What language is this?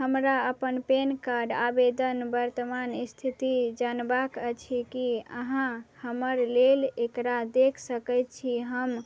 Maithili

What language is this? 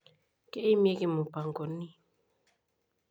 Masai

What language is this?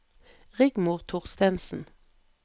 Norwegian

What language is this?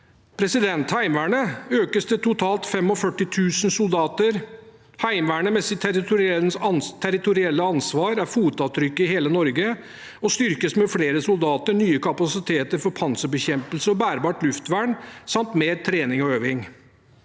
Norwegian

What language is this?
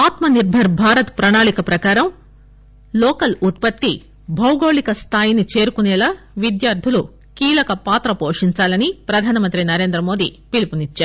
Telugu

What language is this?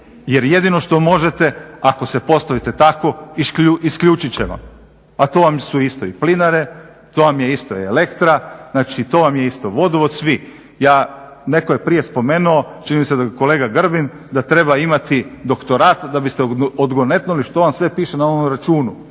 Croatian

